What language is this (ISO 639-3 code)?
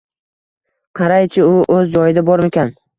uzb